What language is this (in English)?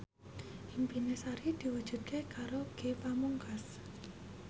Javanese